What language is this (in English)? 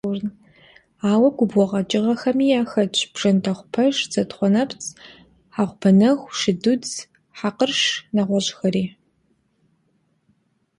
Kabardian